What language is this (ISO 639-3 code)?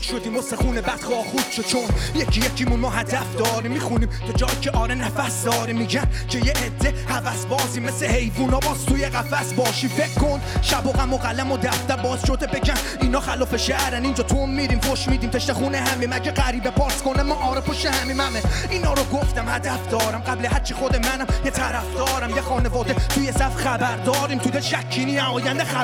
fas